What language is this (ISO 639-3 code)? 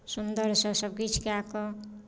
mai